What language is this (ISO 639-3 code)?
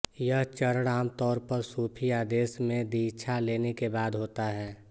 hin